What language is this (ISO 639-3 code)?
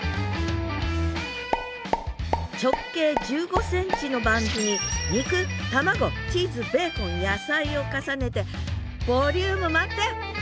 jpn